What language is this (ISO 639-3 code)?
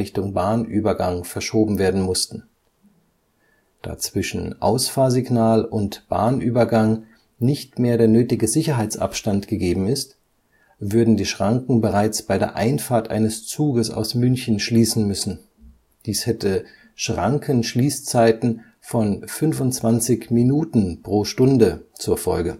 deu